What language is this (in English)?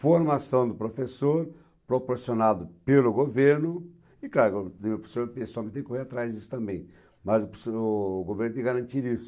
Portuguese